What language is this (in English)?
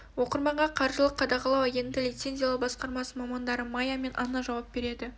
Kazakh